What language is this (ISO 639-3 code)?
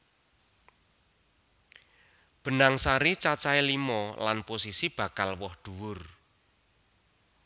jav